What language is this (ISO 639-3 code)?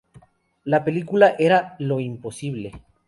spa